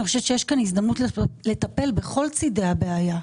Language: Hebrew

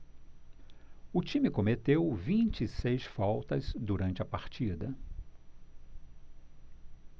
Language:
Portuguese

